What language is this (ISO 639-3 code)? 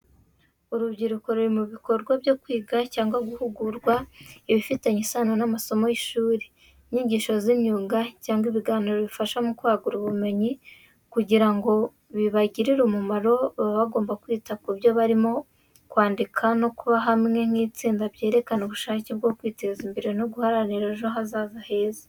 kin